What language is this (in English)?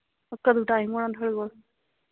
Dogri